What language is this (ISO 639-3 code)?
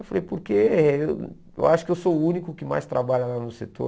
por